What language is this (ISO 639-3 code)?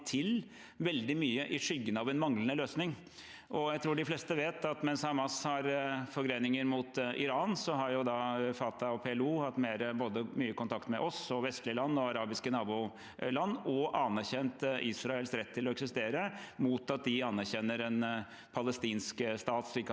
nor